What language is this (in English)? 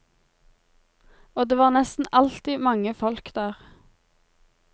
Norwegian